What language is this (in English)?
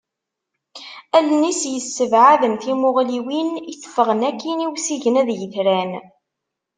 Kabyle